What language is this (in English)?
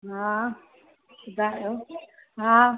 Sindhi